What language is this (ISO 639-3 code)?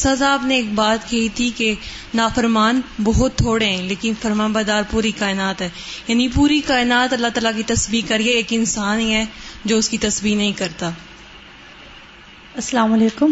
urd